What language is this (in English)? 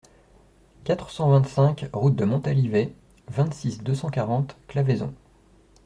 French